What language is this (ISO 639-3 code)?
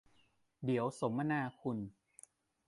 tha